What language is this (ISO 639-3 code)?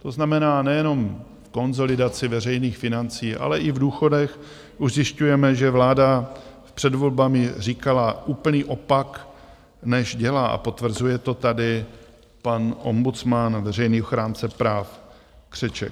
ces